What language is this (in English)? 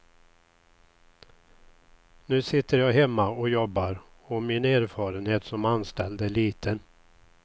Swedish